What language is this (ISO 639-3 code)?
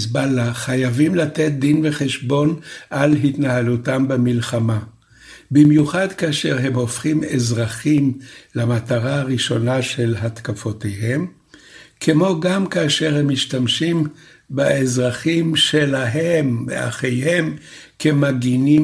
heb